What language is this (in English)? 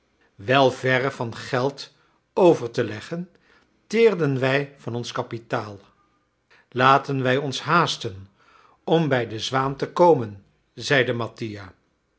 Dutch